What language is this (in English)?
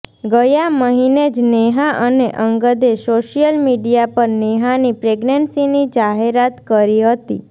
Gujarati